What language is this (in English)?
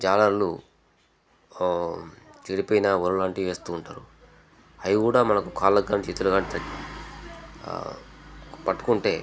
Telugu